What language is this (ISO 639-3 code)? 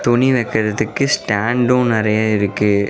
tam